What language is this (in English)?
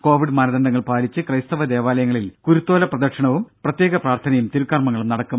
Malayalam